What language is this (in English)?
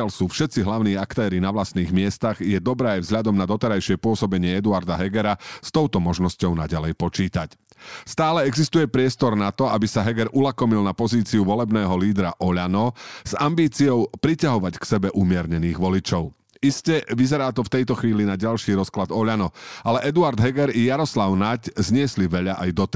Slovak